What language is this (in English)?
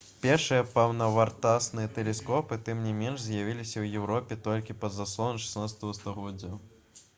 Belarusian